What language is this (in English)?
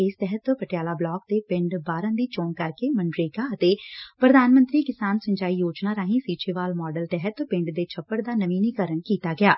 Punjabi